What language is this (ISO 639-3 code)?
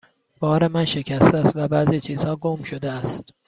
fas